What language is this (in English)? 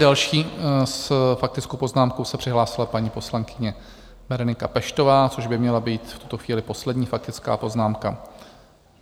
Czech